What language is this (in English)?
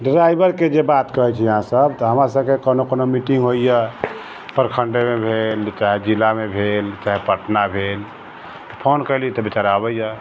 Maithili